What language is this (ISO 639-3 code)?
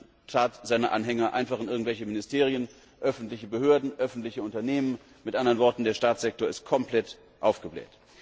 deu